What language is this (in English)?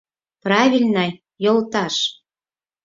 Mari